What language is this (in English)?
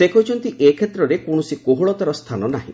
Odia